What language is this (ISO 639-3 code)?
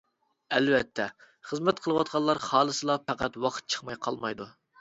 uig